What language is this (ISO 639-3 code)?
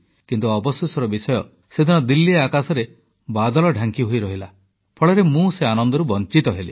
ori